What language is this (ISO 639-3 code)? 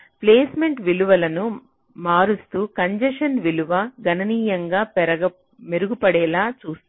tel